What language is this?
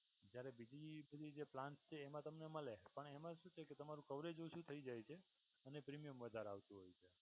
Gujarati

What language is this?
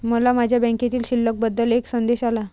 Marathi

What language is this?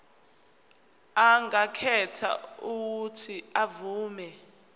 Zulu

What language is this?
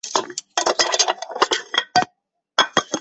Chinese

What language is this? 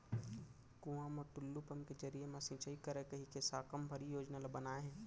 Chhattisgarhi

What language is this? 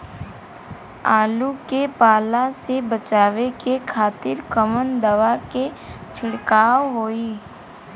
Bhojpuri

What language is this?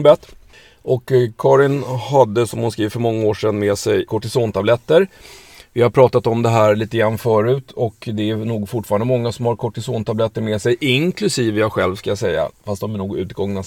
Swedish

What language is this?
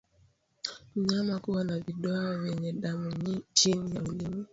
Swahili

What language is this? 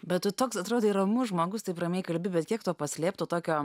Lithuanian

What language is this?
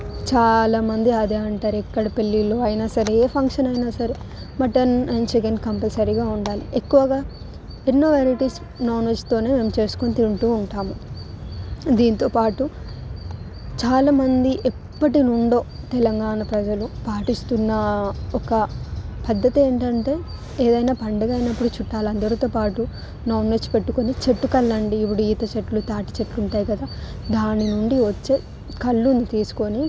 Telugu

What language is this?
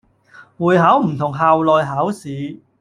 Cantonese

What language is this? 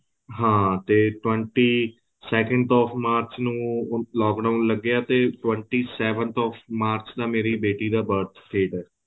Punjabi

